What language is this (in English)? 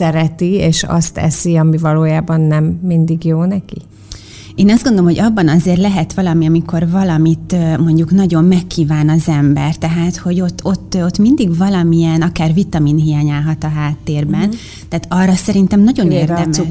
Hungarian